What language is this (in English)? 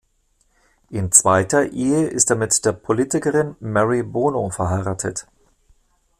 German